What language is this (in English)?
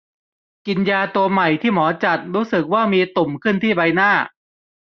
Thai